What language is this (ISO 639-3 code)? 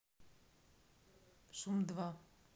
rus